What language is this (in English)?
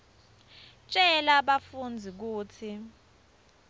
Swati